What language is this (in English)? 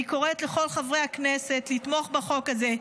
Hebrew